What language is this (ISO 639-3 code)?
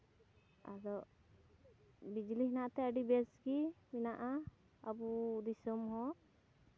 sat